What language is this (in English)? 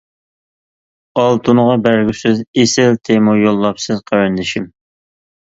Uyghur